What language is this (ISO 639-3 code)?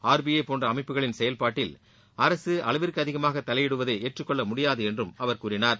tam